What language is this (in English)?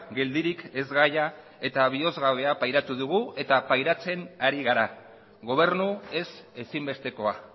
Basque